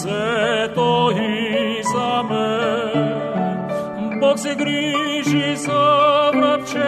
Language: Bulgarian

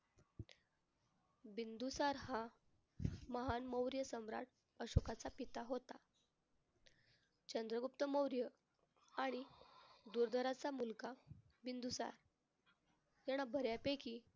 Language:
Marathi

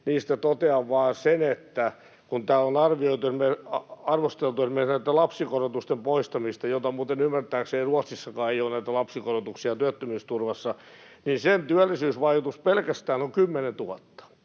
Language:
Finnish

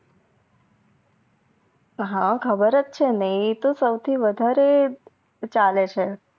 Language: Gujarati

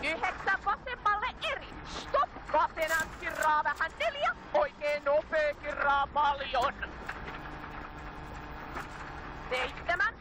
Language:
Finnish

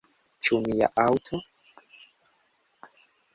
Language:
Esperanto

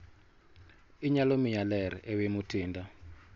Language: Luo (Kenya and Tanzania)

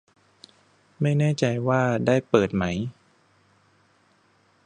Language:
Thai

